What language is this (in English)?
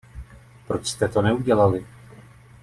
Czech